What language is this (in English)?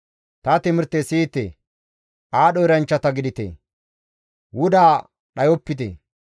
Gamo